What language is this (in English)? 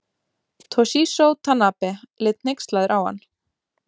Icelandic